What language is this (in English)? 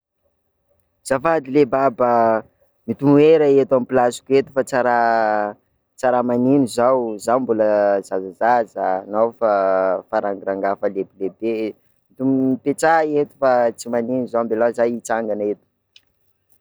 Sakalava Malagasy